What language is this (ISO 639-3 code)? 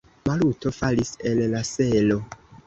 epo